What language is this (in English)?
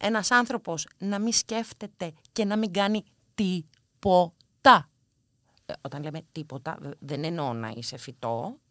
Greek